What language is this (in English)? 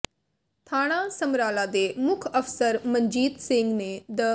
Punjabi